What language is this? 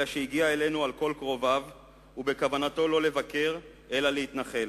Hebrew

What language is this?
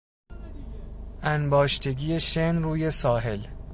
Persian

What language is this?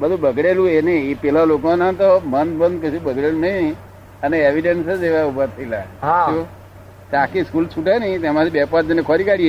Gujarati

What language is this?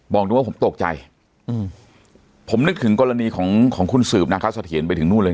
Thai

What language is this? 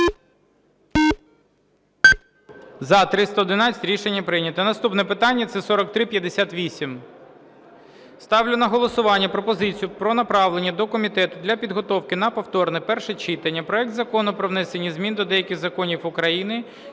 Ukrainian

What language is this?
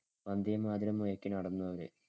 Malayalam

